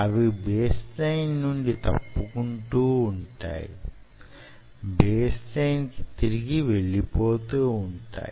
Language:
Telugu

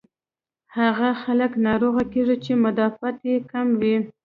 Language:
Pashto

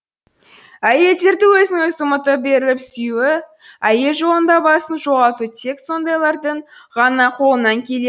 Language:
Kazakh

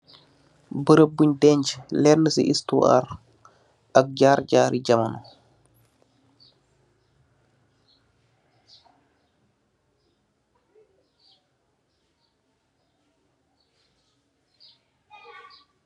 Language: Wolof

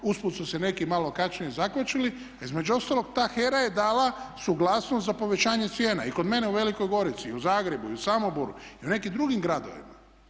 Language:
Croatian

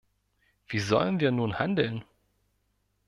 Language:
German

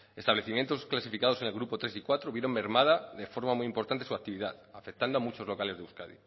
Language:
Spanish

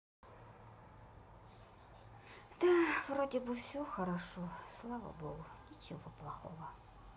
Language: Russian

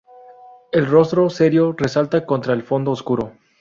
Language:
Spanish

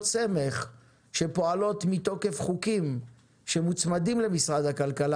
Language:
Hebrew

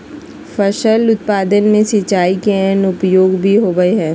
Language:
Magahi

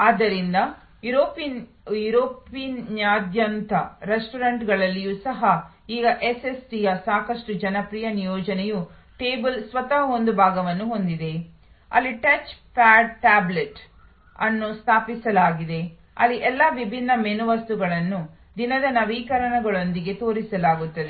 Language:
Kannada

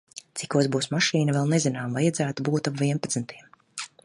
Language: Latvian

